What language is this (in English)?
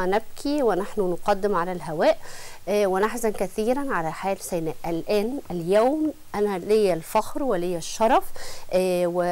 Arabic